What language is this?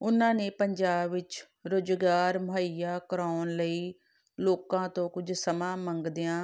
Punjabi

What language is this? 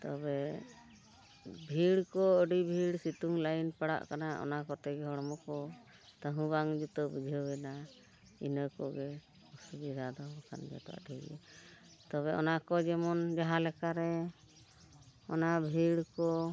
Santali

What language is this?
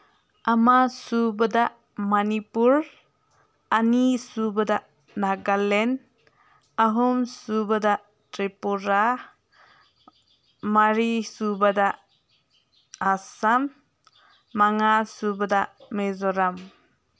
Manipuri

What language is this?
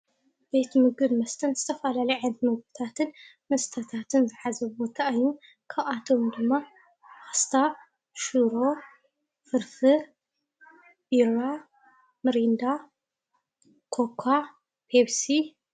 Tigrinya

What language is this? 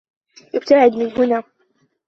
Arabic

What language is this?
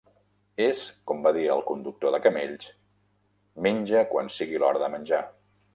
Catalan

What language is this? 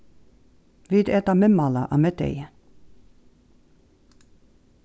Faroese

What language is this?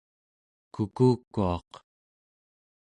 Central Yupik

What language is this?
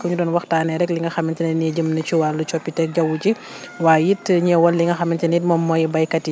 Wolof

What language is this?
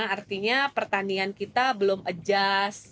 Indonesian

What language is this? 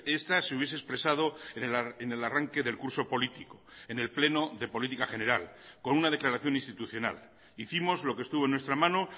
Spanish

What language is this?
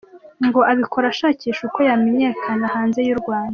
Kinyarwanda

